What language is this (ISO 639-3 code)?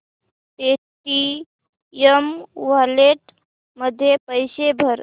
mar